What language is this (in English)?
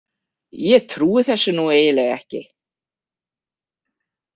Icelandic